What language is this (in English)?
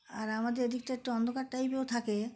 Bangla